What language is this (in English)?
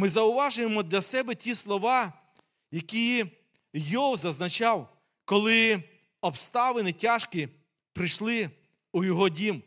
Ukrainian